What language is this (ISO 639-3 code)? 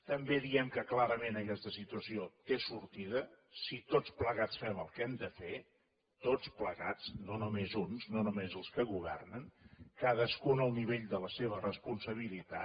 cat